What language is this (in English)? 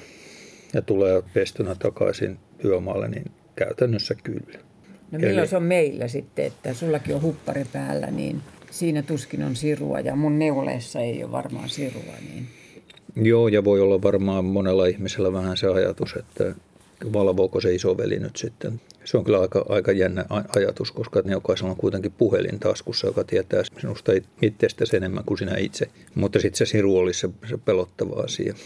Finnish